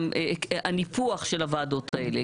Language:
Hebrew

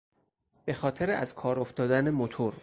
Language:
Persian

